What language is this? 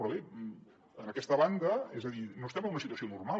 Catalan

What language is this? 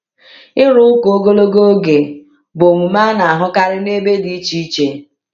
Igbo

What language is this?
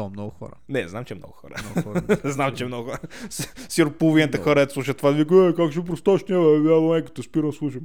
Bulgarian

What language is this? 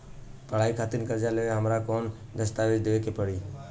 Bhojpuri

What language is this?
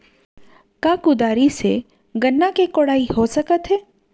Chhattisgarhi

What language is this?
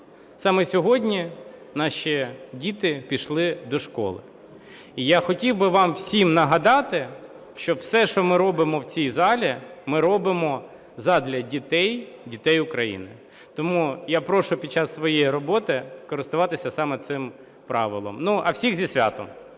Ukrainian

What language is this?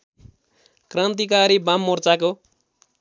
Nepali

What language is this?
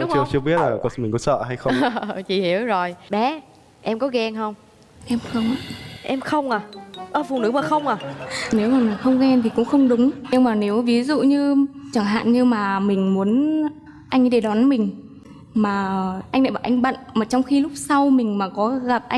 Vietnamese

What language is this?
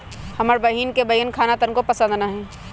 Magahi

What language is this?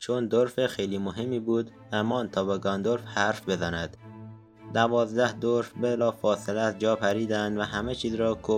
Persian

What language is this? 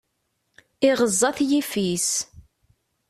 Kabyle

